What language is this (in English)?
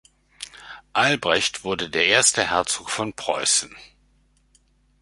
German